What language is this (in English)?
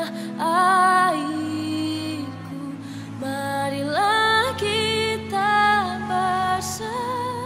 Indonesian